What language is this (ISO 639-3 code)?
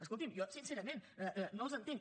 cat